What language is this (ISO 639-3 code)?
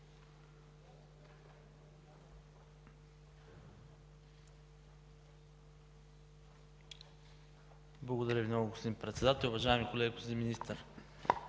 bul